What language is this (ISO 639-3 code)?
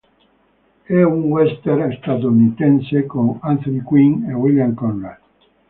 ita